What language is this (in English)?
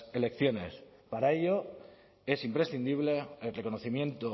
Spanish